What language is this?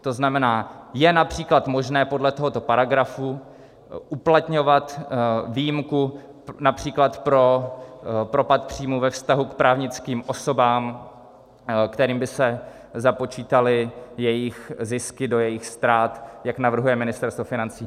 Czech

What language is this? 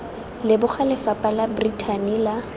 Tswana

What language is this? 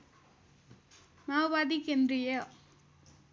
Nepali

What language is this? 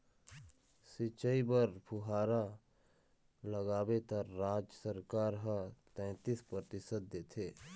Chhattisgarhi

